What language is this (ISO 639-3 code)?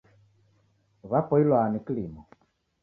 dav